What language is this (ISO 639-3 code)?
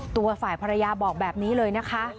tha